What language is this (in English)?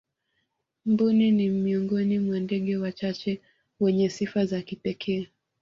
Swahili